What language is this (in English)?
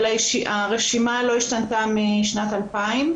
Hebrew